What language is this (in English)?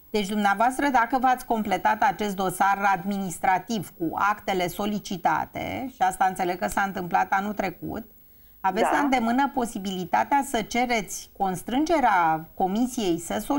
Romanian